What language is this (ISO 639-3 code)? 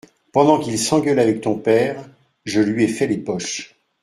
fra